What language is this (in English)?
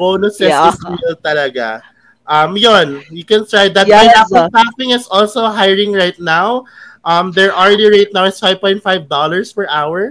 Filipino